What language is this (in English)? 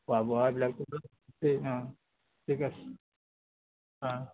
Assamese